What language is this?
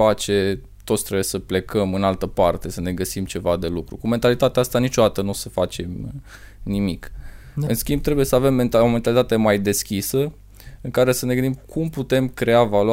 Romanian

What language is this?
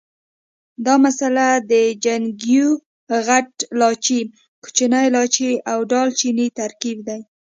Pashto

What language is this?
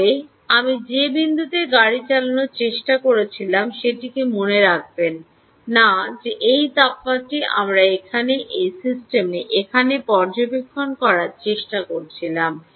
Bangla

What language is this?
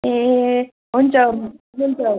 Nepali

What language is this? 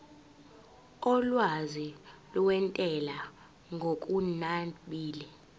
Zulu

